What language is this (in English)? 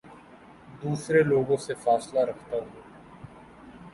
Urdu